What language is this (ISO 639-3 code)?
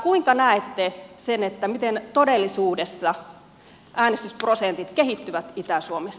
fin